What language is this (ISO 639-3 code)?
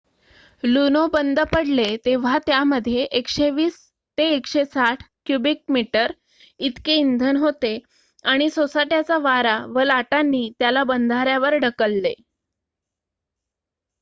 mar